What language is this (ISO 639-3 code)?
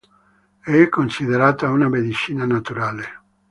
ita